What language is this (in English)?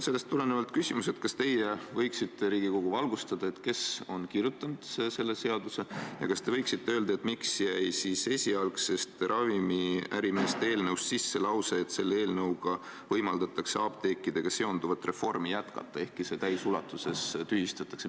Estonian